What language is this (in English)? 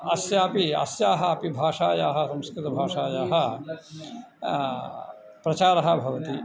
Sanskrit